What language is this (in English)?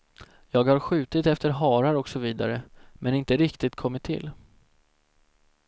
Swedish